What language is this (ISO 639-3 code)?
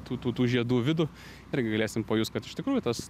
lit